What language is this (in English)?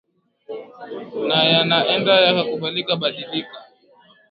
Swahili